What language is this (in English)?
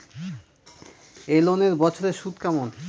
Bangla